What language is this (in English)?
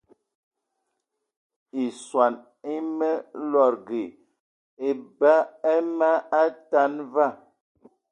Eton (Cameroon)